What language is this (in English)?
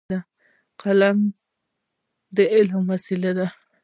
Pashto